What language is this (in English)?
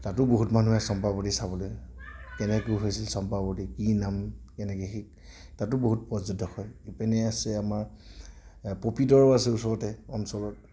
Assamese